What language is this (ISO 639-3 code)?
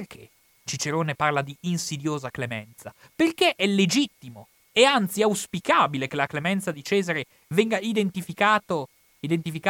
ita